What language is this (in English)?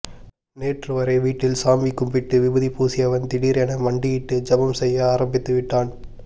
Tamil